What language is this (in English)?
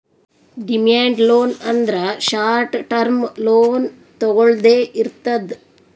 Kannada